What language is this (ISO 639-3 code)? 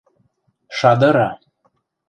mrj